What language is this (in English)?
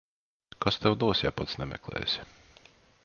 Latvian